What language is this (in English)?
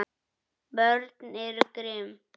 Icelandic